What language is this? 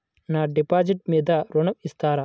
Telugu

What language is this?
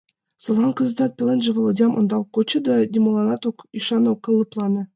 Mari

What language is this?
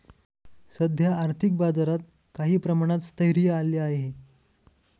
Marathi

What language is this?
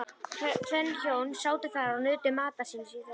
Icelandic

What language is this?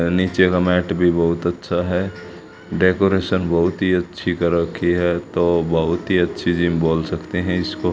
Hindi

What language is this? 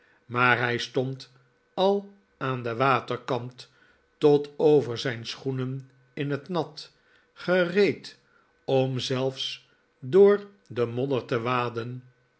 Dutch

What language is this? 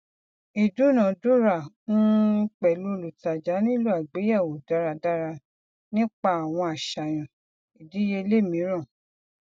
Yoruba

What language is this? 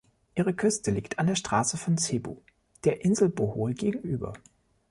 German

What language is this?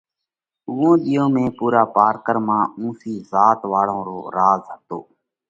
Parkari Koli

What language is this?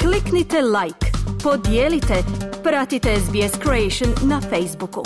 Croatian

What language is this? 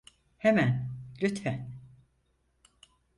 Turkish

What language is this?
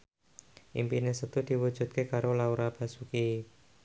Javanese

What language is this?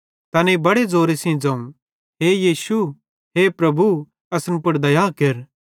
Bhadrawahi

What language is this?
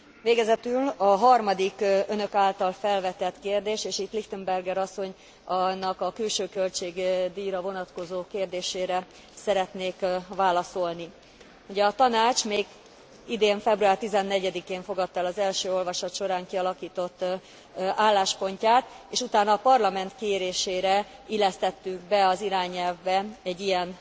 Hungarian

